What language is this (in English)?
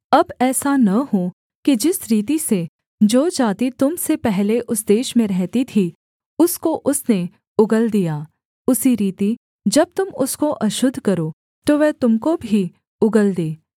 Hindi